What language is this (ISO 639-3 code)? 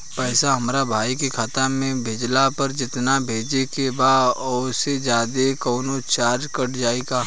bho